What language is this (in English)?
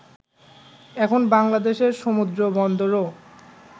Bangla